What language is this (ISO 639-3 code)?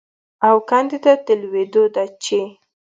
pus